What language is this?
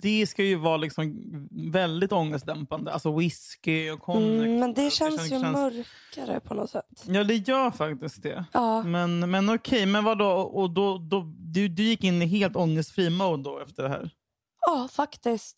Swedish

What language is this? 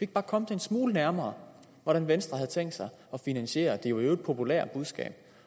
Danish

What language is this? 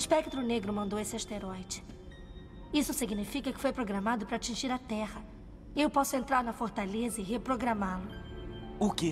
Portuguese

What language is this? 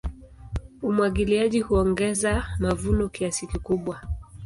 Swahili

